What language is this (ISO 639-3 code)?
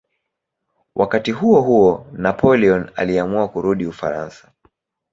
swa